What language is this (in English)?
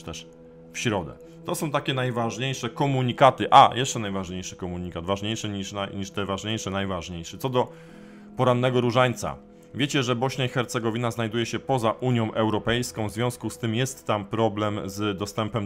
Polish